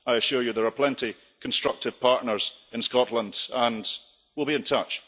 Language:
English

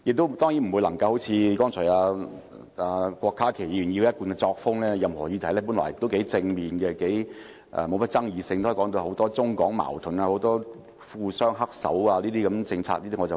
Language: Cantonese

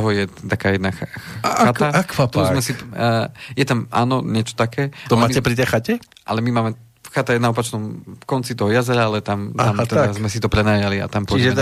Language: Slovak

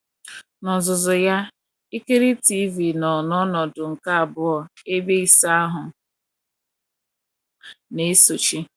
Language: Igbo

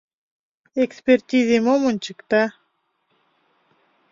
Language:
Mari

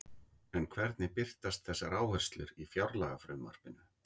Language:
Icelandic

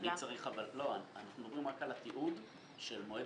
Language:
Hebrew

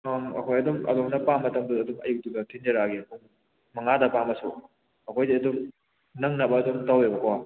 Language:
Manipuri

